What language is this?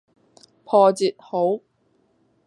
Cantonese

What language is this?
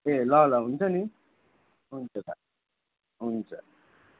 Nepali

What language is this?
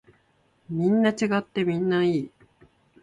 Japanese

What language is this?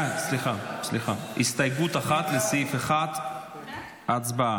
Hebrew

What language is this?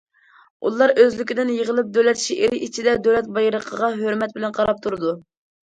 Uyghur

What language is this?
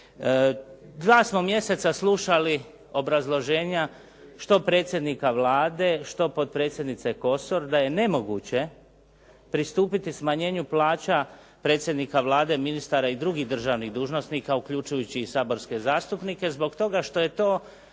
Croatian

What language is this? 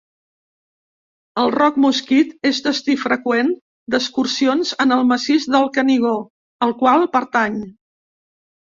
Catalan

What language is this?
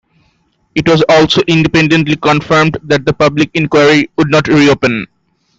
English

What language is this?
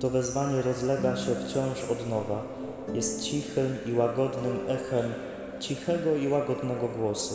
Polish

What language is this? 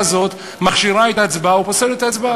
Hebrew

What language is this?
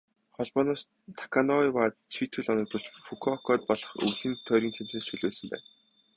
Mongolian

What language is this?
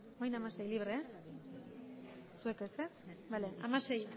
Basque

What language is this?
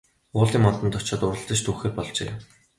Mongolian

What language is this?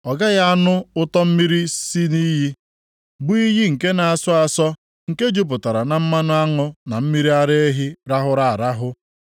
Igbo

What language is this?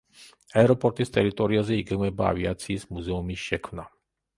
Georgian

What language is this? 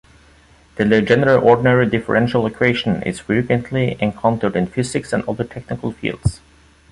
English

